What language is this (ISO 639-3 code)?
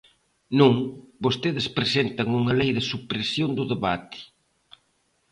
glg